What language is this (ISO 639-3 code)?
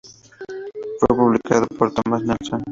spa